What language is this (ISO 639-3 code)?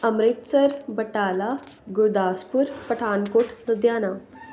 pan